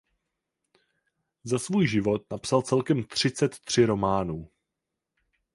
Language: Czech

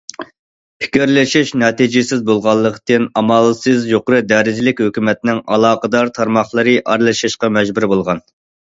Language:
Uyghur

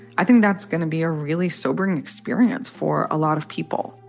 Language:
English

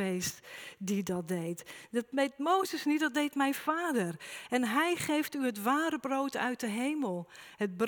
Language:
Dutch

